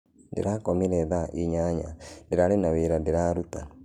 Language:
Kikuyu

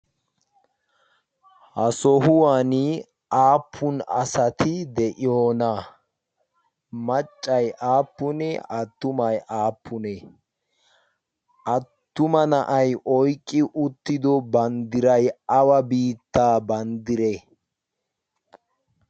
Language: Wolaytta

